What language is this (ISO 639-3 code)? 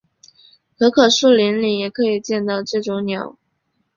zho